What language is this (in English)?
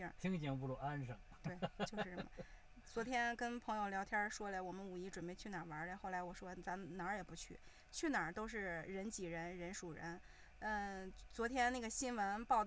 Chinese